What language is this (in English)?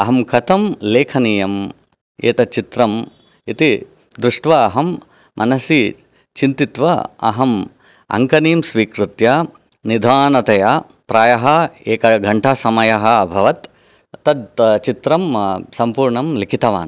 Sanskrit